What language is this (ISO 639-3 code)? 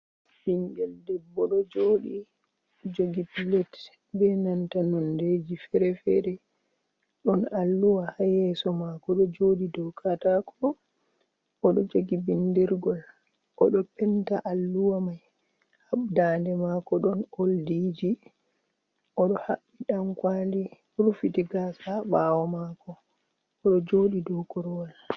ful